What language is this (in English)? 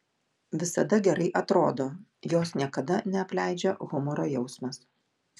Lithuanian